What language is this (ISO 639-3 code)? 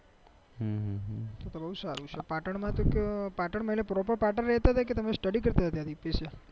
guj